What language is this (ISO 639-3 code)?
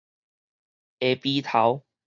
nan